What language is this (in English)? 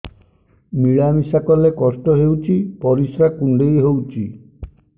Odia